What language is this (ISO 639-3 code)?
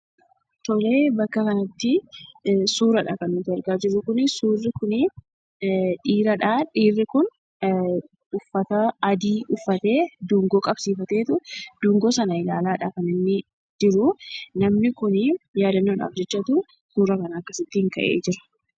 orm